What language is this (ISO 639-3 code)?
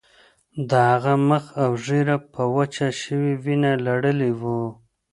pus